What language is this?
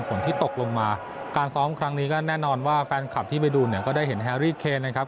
Thai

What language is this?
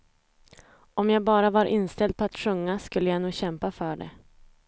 Swedish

